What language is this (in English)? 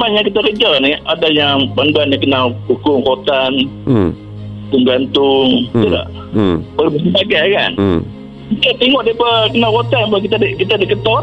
Malay